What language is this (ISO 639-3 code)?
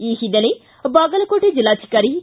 kan